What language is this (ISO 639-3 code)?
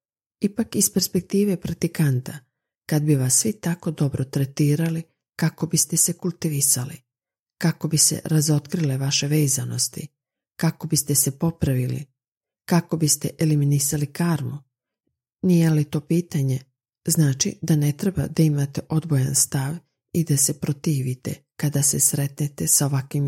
hrv